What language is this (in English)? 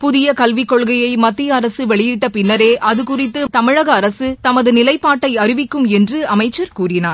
Tamil